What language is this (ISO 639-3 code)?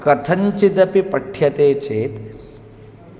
san